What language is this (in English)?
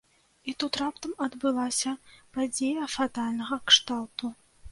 Belarusian